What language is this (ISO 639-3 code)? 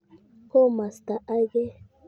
kln